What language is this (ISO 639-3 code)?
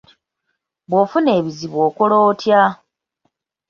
lug